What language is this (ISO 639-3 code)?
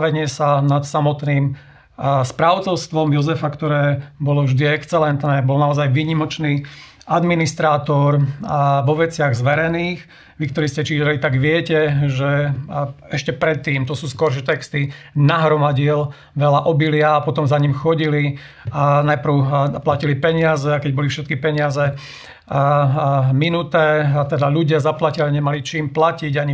slk